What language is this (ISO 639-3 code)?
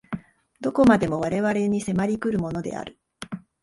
jpn